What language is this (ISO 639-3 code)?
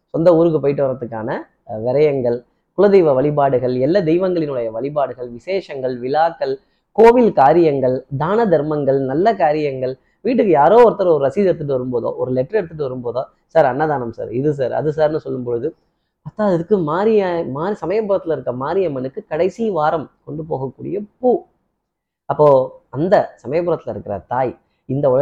tam